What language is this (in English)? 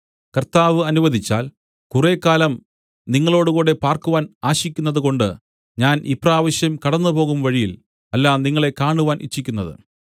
Malayalam